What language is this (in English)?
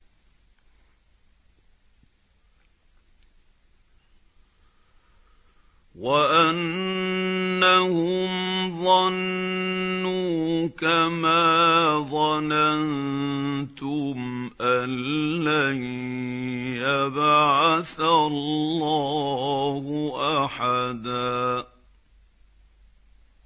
Arabic